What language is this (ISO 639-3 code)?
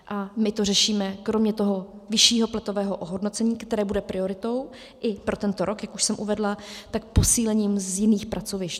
ces